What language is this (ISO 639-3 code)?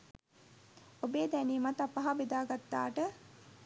sin